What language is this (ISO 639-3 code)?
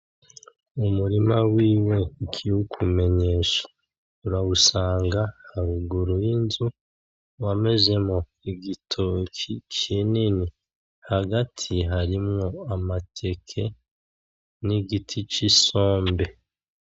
run